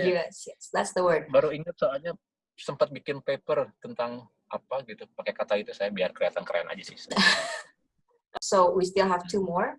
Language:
Indonesian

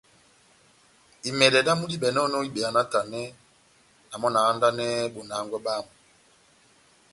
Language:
Batanga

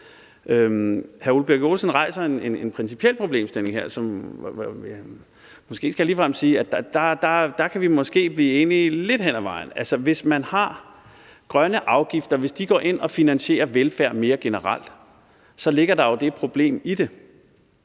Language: Danish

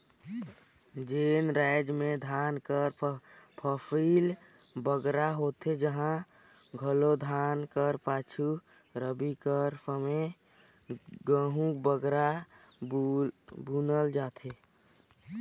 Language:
Chhattisgarhi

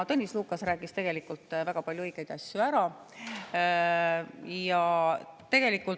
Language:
Estonian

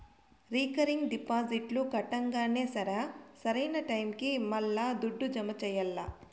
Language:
Telugu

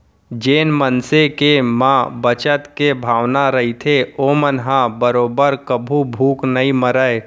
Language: Chhattisgarhi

